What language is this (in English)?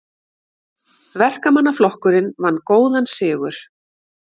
Icelandic